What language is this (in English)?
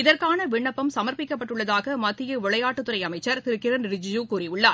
Tamil